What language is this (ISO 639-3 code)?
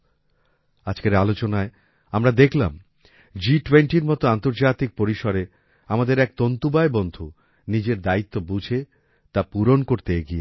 ben